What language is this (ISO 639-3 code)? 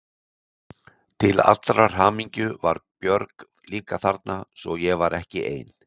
isl